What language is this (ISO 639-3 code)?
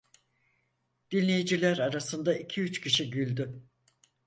tur